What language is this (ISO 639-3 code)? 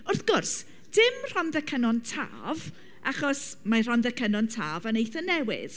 cym